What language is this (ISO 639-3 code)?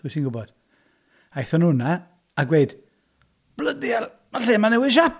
cym